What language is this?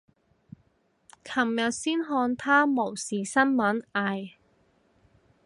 Cantonese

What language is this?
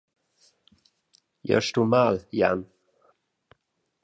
Romansh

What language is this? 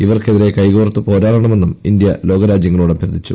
Malayalam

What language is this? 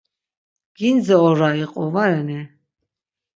Laz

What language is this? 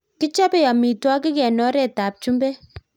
Kalenjin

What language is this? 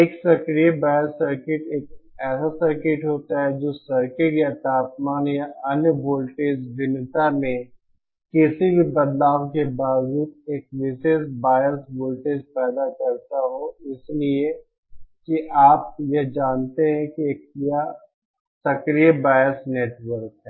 Hindi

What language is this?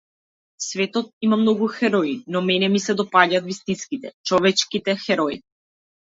Macedonian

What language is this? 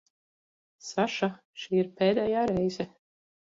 Latvian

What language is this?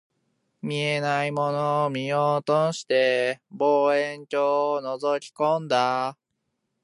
Japanese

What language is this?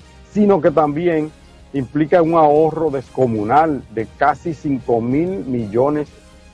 Spanish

